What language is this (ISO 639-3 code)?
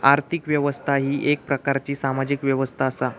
mar